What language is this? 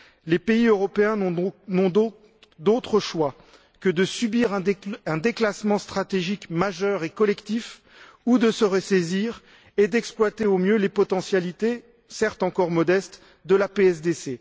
French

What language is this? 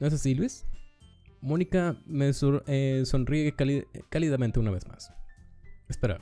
Spanish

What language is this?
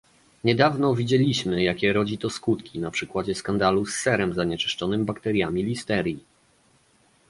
Polish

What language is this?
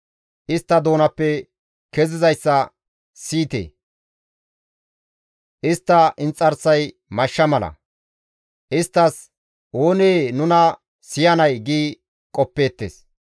Gamo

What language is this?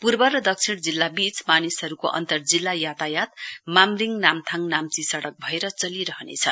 Nepali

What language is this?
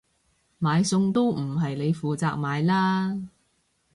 Cantonese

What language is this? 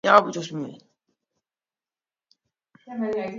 Georgian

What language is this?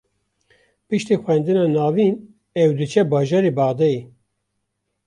Kurdish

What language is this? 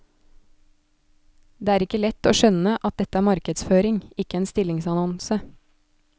Norwegian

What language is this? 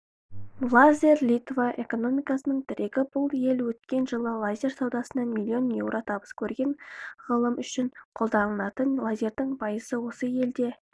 Kazakh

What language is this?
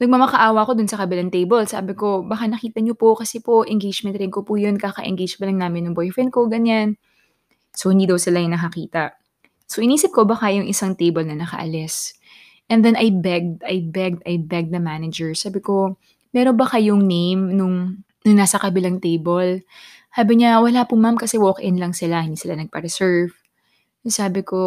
Filipino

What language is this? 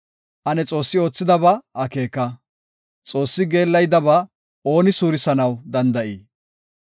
Gofa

